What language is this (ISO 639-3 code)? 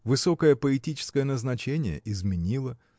rus